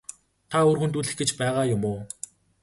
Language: Mongolian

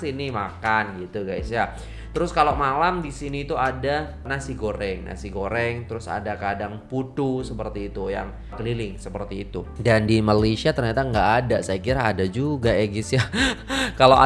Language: Indonesian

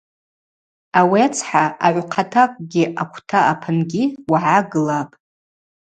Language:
Abaza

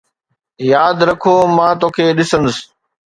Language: Sindhi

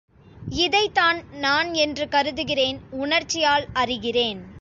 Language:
Tamil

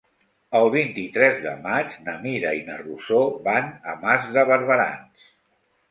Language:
Catalan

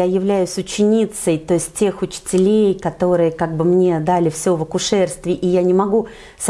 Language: Russian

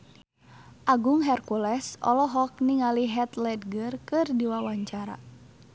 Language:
Sundanese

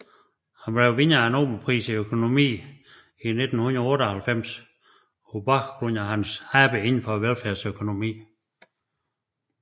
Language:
Danish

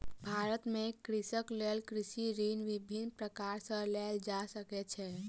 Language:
Maithili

